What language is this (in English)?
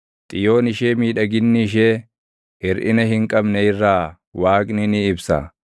Oromo